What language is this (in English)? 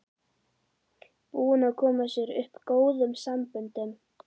Icelandic